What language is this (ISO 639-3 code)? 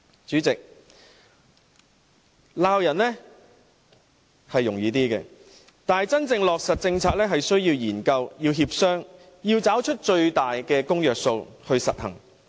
yue